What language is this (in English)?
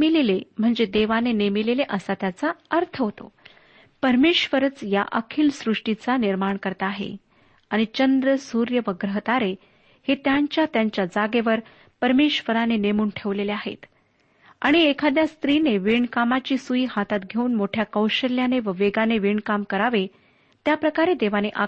Marathi